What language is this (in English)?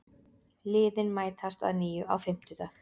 Icelandic